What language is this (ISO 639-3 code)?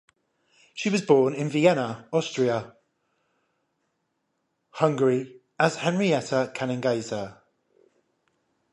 eng